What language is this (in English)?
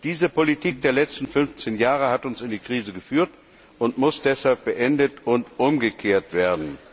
German